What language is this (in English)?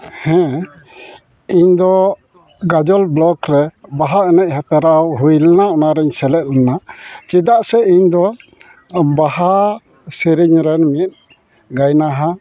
Santali